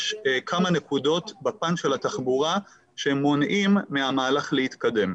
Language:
Hebrew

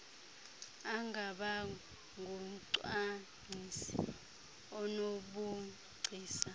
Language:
Xhosa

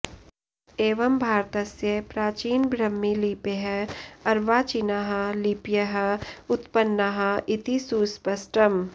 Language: Sanskrit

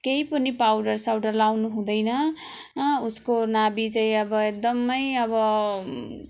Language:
Nepali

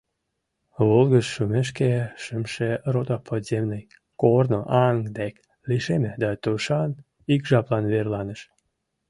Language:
Mari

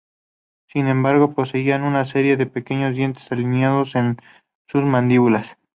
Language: Spanish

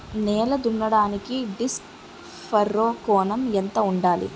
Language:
Telugu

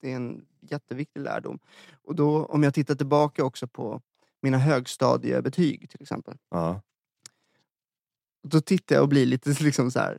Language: Swedish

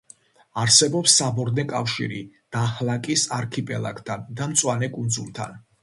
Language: Georgian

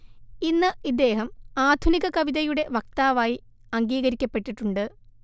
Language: Malayalam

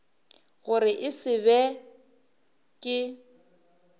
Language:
Northern Sotho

